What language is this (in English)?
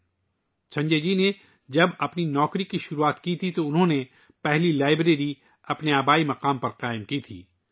Urdu